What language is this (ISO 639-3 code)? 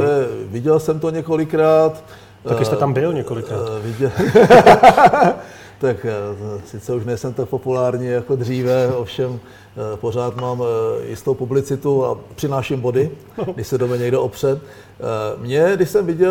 ces